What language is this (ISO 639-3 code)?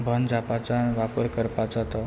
kok